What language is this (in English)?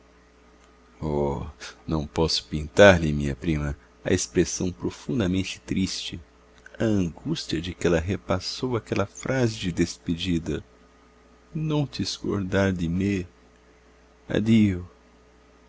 Portuguese